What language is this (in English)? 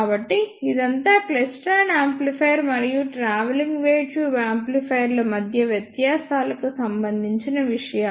Telugu